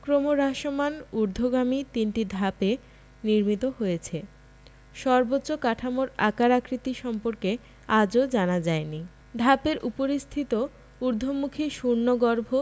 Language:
Bangla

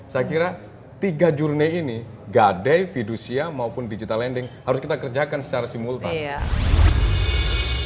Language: Indonesian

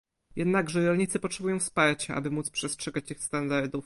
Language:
Polish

